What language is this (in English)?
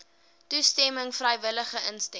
Afrikaans